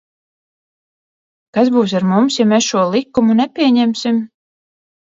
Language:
Latvian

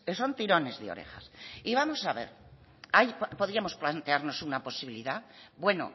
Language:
Spanish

